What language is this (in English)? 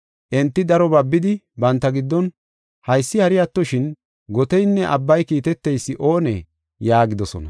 Gofa